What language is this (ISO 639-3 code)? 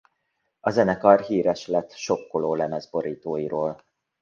hun